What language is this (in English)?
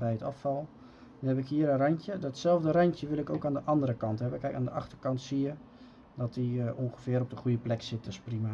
Dutch